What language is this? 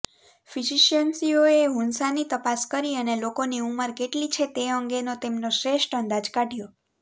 Gujarati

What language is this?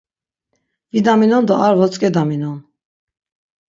Laz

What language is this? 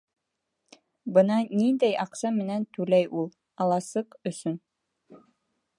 Bashkir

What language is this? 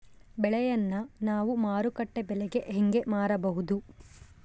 Kannada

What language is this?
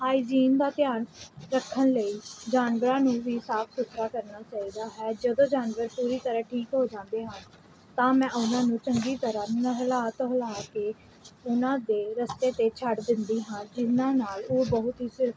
Punjabi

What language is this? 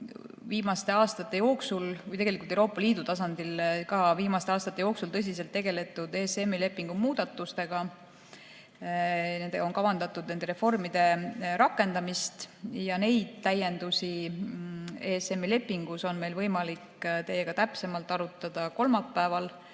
Estonian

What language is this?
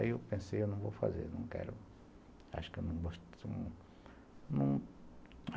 Portuguese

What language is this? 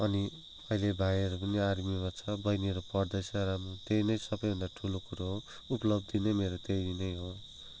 Nepali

